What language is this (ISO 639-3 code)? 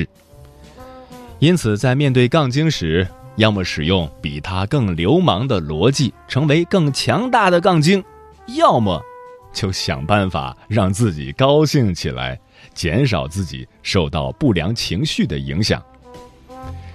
zho